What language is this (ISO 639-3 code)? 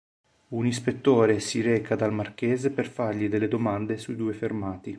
ita